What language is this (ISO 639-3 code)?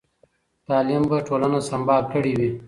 pus